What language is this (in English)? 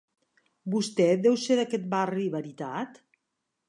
Catalan